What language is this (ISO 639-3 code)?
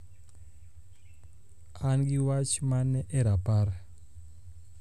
luo